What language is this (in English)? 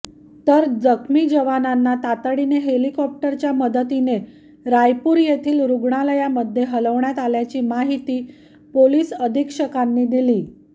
Marathi